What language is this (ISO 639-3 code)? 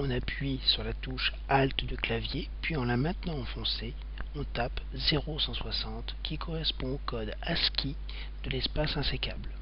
fra